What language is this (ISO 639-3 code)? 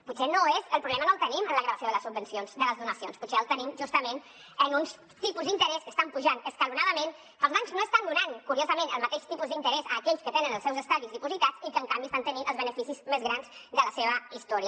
cat